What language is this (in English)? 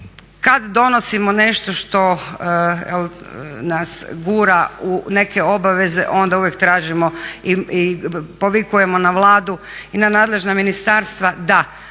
Croatian